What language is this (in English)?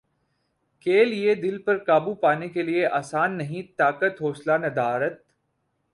Urdu